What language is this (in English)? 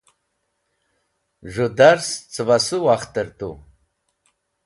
Wakhi